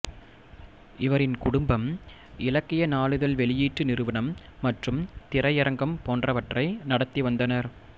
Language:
Tamil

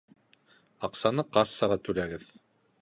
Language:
Bashkir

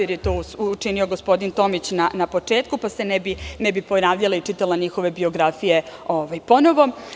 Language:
Serbian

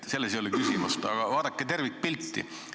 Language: Estonian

